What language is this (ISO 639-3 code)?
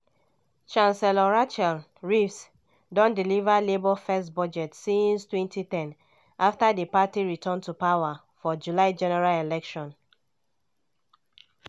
pcm